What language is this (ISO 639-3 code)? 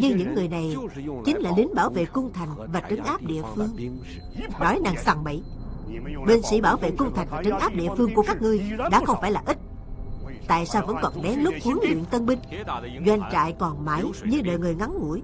vie